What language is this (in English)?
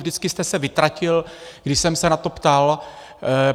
Czech